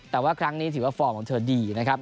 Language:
Thai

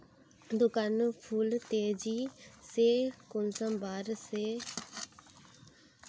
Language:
Magahi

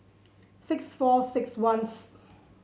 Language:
English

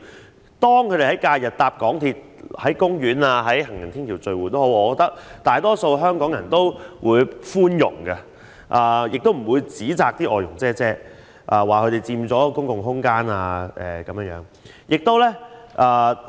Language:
Cantonese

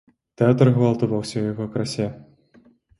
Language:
Belarusian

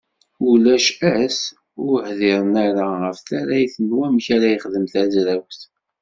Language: Kabyle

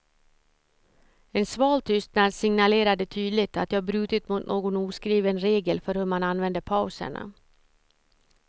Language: Swedish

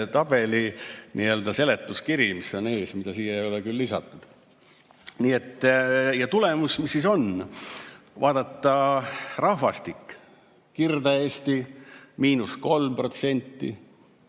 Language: Estonian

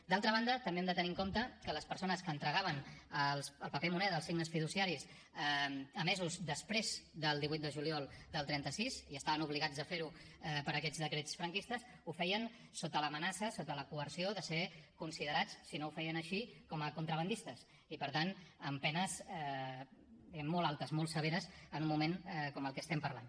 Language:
Catalan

